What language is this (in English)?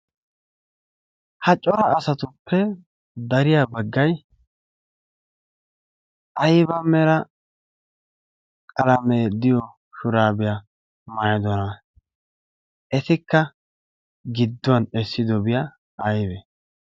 Wolaytta